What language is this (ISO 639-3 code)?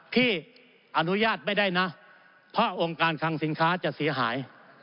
tha